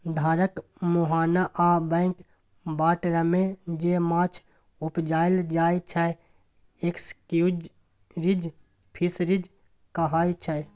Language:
Maithili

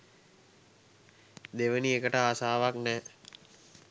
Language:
Sinhala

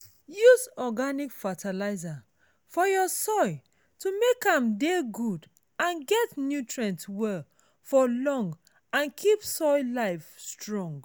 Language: Nigerian Pidgin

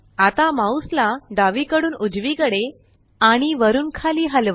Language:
Marathi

